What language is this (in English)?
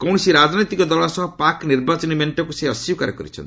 Odia